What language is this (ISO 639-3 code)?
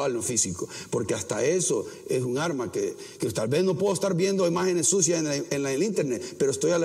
spa